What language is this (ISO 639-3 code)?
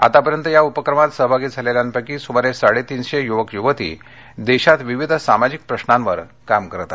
mar